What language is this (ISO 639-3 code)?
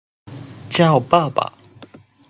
zho